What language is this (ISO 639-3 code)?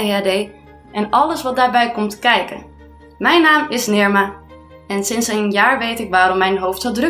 nld